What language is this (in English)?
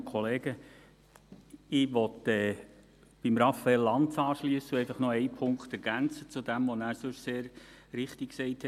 Swiss German